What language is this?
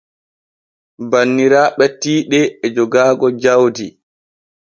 Borgu Fulfulde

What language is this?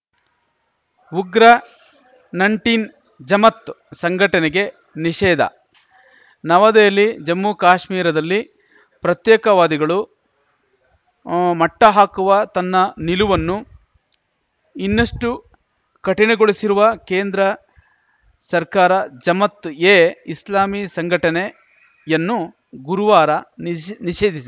Kannada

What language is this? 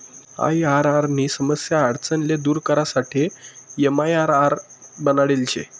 Marathi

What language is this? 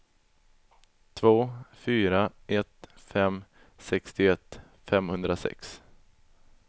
Swedish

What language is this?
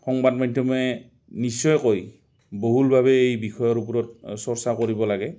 Assamese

